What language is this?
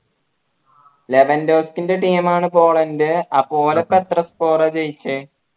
Malayalam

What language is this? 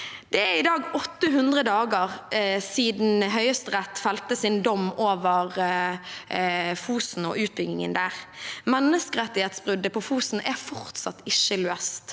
Norwegian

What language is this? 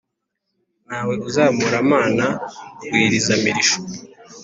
Kinyarwanda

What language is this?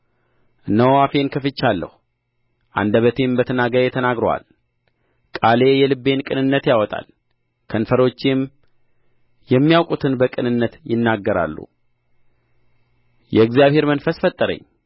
Amharic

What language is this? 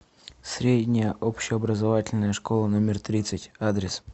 Russian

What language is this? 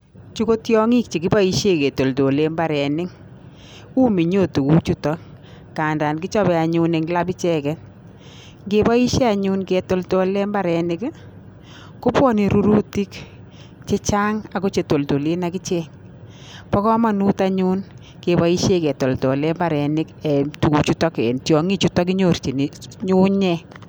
Kalenjin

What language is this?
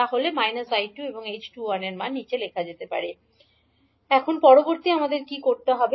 Bangla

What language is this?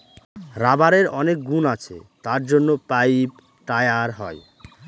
Bangla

